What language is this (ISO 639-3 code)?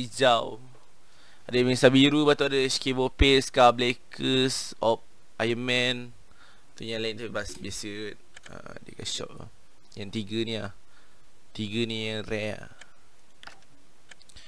msa